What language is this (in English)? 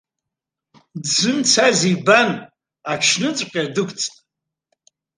Abkhazian